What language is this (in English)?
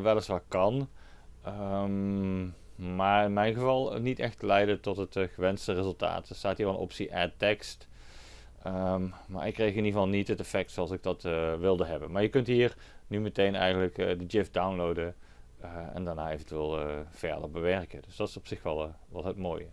Dutch